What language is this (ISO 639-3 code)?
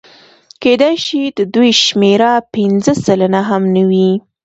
pus